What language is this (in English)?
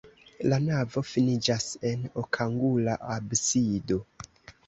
Esperanto